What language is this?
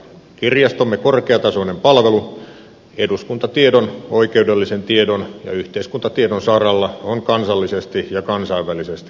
Finnish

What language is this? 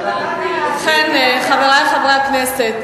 Hebrew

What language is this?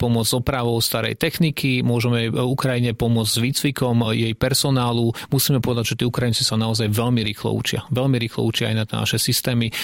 Slovak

